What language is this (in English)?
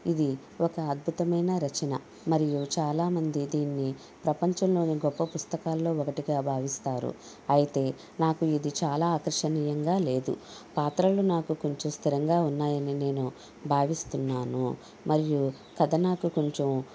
Telugu